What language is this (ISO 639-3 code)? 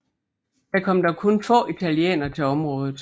dan